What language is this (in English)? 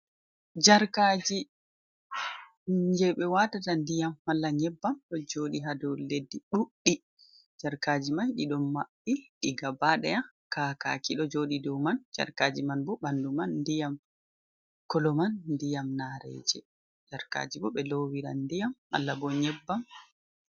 Fula